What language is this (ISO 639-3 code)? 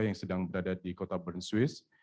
ind